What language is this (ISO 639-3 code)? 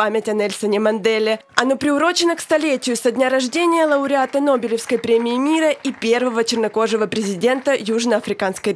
rus